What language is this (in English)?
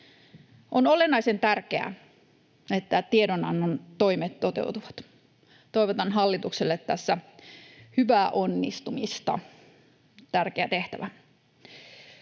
Finnish